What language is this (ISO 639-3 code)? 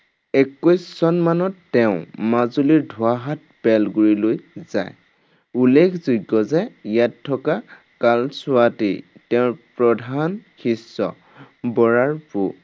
asm